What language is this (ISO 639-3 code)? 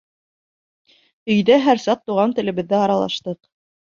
bak